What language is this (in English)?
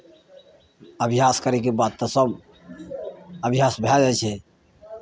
Maithili